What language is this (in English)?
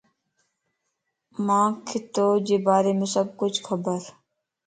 Lasi